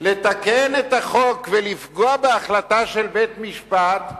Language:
Hebrew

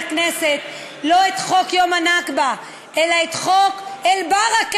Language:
Hebrew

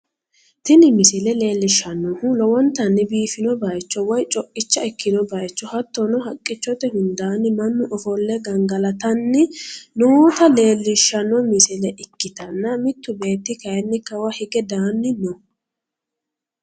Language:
Sidamo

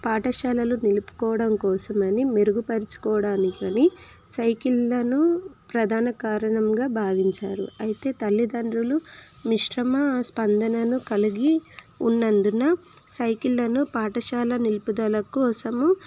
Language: Telugu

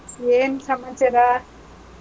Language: Kannada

